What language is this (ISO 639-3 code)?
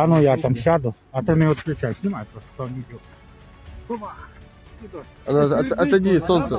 rus